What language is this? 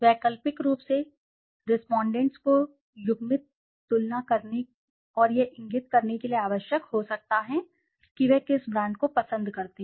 Hindi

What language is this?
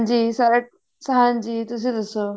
Punjabi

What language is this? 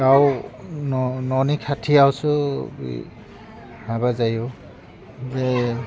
Bodo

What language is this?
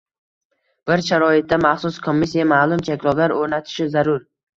Uzbek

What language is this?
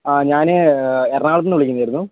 Malayalam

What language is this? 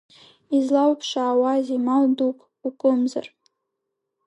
Abkhazian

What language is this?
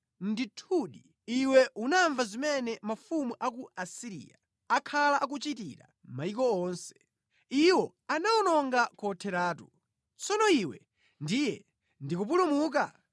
Nyanja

